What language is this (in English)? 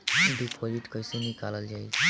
Bhojpuri